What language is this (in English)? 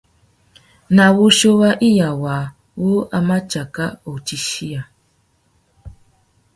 Tuki